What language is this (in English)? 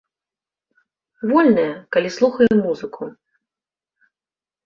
Belarusian